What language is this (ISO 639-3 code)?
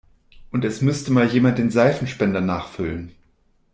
deu